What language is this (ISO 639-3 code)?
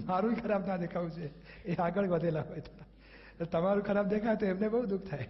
guj